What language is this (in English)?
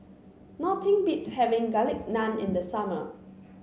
English